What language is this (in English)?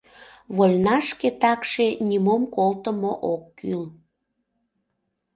Mari